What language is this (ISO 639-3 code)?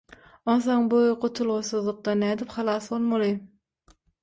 tuk